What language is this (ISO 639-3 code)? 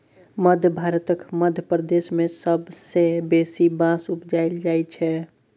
mai